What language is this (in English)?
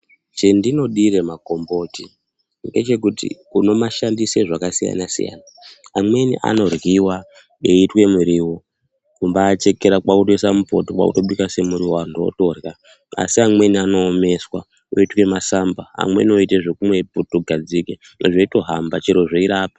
Ndau